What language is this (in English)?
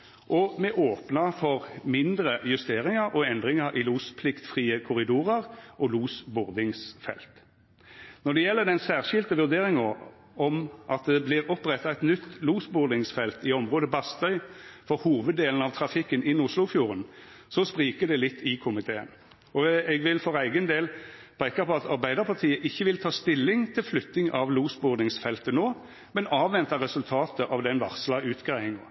Norwegian Nynorsk